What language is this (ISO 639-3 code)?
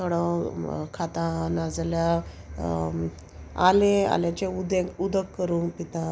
kok